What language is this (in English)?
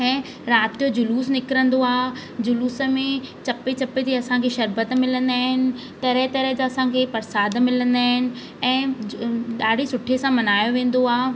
Sindhi